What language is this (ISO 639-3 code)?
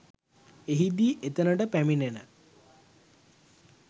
sin